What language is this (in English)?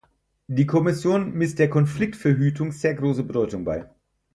German